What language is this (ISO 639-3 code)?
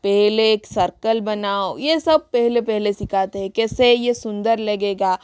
hin